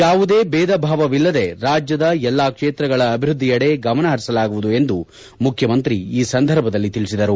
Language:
Kannada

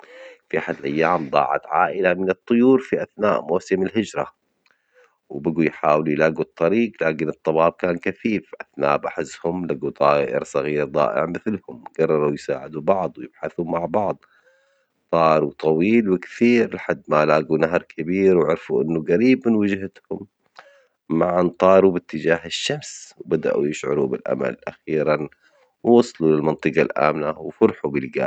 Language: Omani Arabic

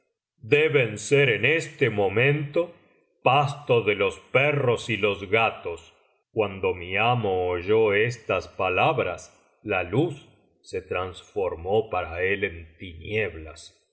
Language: Spanish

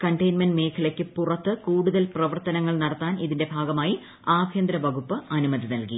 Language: Malayalam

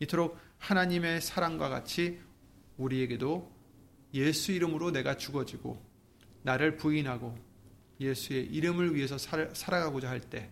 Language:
Korean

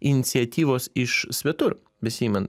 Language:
Lithuanian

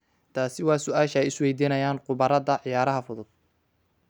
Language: Somali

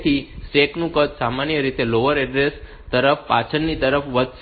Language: Gujarati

